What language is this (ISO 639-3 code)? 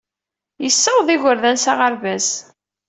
kab